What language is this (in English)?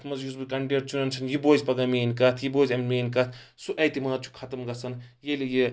Kashmiri